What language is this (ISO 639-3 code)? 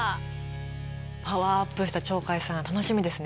jpn